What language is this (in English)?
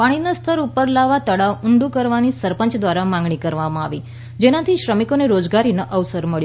Gujarati